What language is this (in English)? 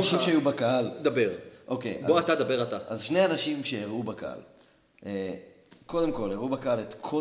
Hebrew